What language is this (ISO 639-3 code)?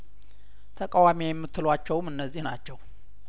amh